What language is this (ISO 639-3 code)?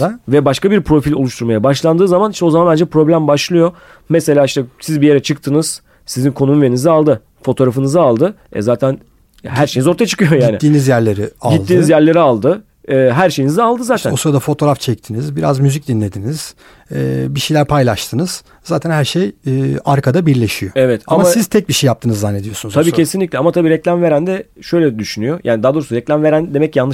tur